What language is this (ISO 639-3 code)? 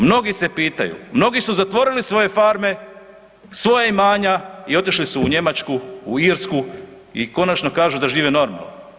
hrv